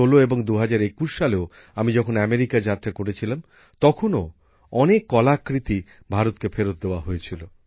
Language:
Bangla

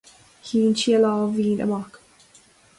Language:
Irish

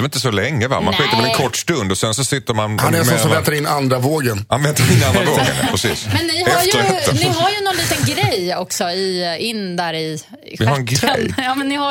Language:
Swedish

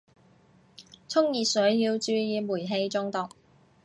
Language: Cantonese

